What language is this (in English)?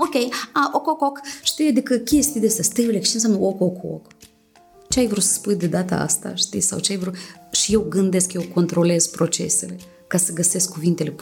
Romanian